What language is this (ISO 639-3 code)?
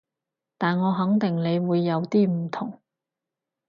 yue